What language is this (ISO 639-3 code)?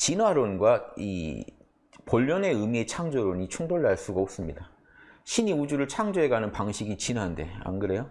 kor